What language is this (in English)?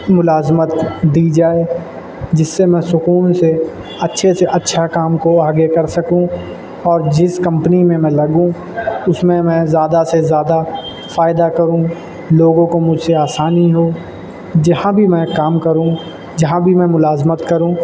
Urdu